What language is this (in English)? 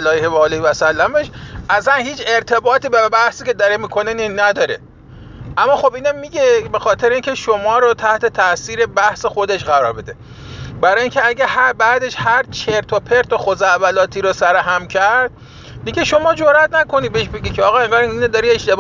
Persian